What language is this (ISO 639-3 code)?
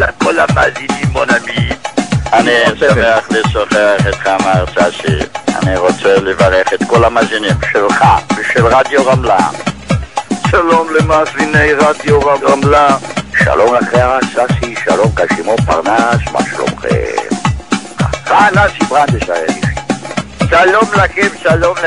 heb